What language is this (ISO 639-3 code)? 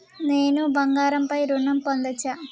tel